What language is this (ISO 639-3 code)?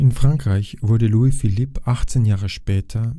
deu